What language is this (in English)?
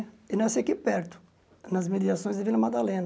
Portuguese